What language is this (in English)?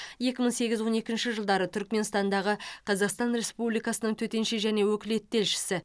Kazakh